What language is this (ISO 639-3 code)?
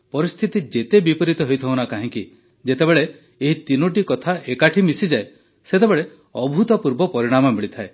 ori